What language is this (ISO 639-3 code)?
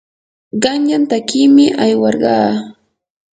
qur